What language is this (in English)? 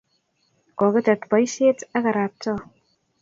Kalenjin